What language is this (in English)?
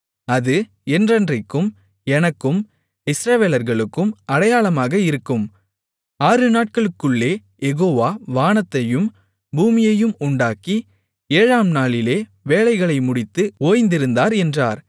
Tamil